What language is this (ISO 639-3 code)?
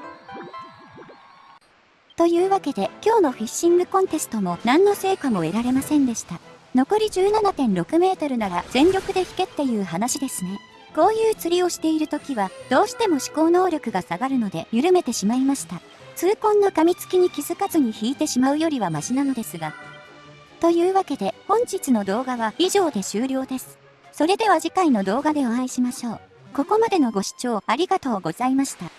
jpn